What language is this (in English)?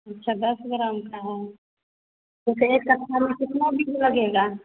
Hindi